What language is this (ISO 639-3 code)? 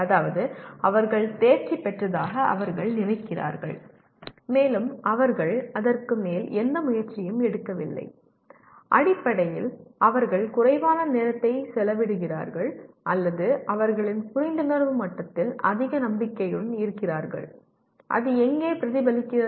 tam